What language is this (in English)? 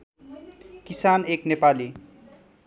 Nepali